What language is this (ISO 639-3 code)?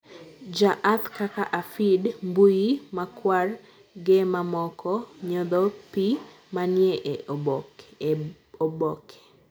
luo